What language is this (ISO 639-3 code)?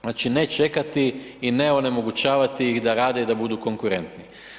hrv